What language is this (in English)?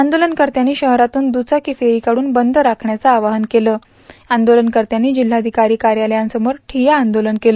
Marathi